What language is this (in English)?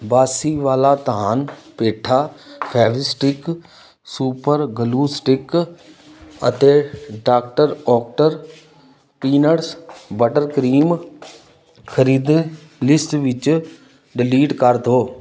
Punjabi